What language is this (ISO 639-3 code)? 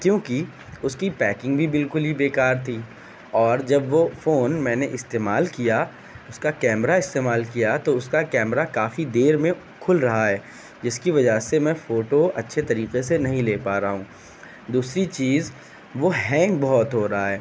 urd